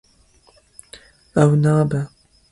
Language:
Kurdish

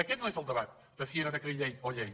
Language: Catalan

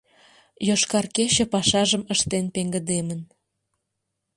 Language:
Mari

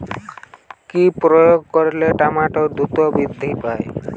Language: Bangla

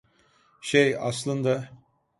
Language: Turkish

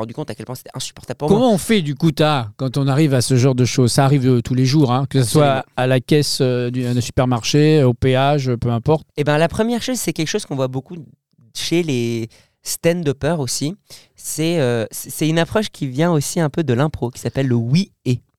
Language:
French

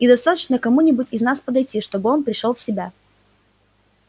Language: Russian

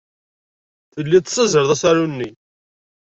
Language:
Kabyle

